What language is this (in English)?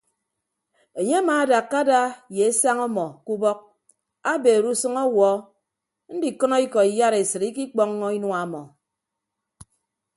Ibibio